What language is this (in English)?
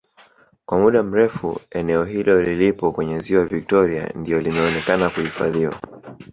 Swahili